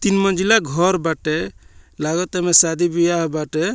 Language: Bhojpuri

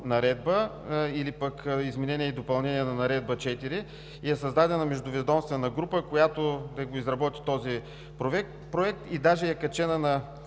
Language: Bulgarian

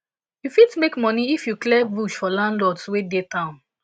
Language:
Nigerian Pidgin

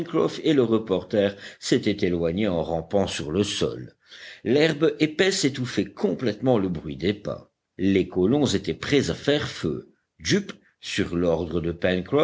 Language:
French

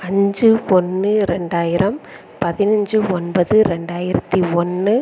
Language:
Tamil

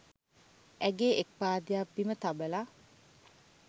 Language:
Sinhala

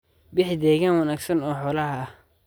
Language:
Somali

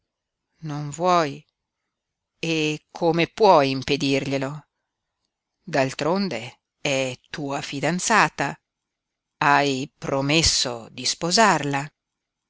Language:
Italian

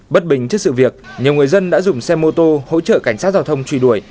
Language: Vietnamese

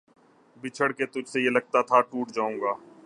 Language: Urdu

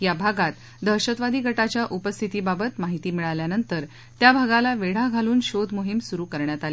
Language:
Marathi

